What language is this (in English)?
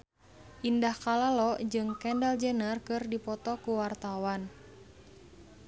Sundanese